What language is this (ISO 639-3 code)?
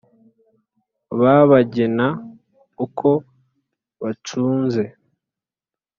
kin